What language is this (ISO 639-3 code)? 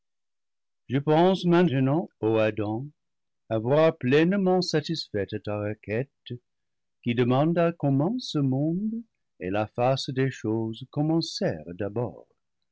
fra